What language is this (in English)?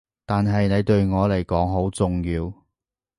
Cantonese